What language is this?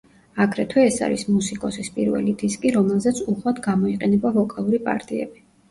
Georgian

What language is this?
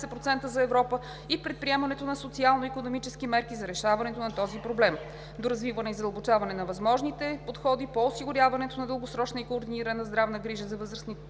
Bulgarian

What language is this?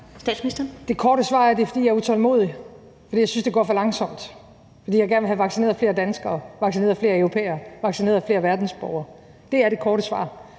Danish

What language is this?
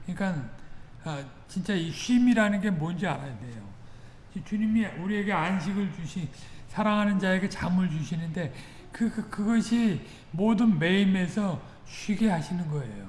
Korean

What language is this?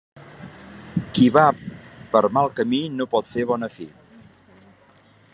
Catalan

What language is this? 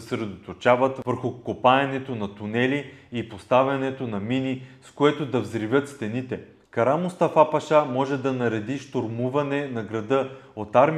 Bulgarian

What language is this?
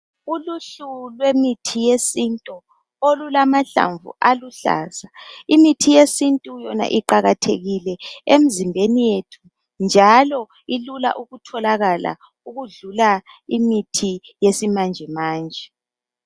North Ndebele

